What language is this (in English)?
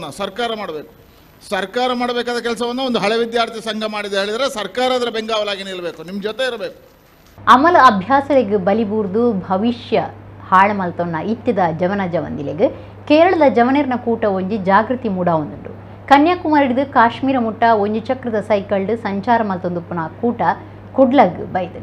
Kannada